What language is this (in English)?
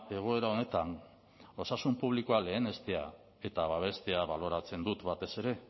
Basque